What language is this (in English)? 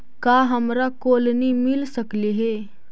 Magahi